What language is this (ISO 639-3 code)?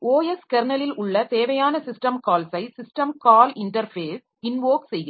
tam